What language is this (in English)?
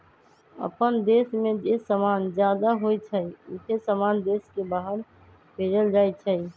Magahi